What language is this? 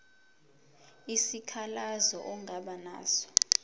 Zulu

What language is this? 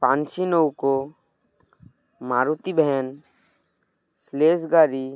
Bangla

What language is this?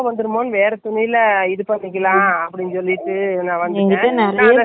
Tamil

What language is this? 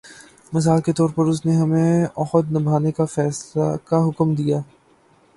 Urdu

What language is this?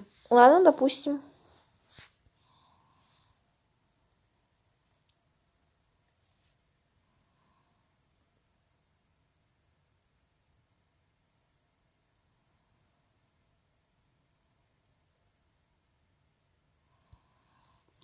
Russian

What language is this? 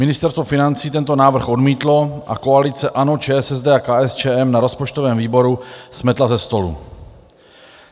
Czech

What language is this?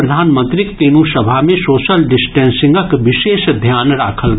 Maithili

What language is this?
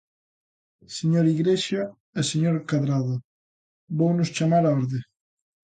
Galician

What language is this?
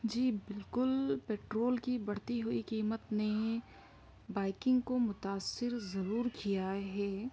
Urdu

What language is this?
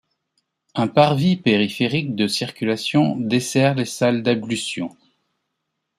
French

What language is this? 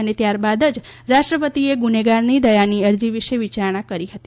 Gujarati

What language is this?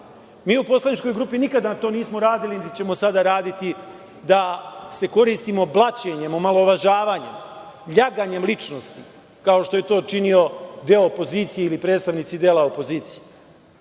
Serbian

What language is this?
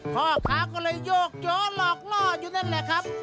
Thai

